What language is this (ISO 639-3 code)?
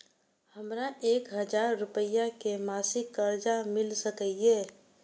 mai